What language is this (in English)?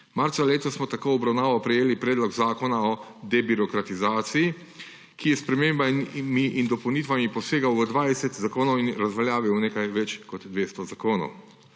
Slovenian